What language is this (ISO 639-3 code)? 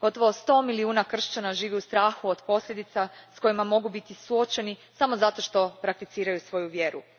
hrv